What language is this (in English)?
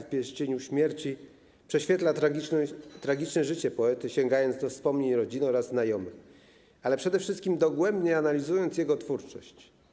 Polish